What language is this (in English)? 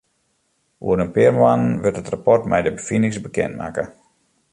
Western Frisian